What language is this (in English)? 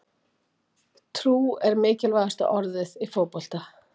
Icelandic